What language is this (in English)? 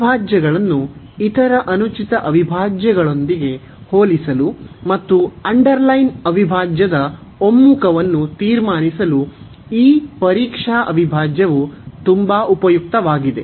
Kannada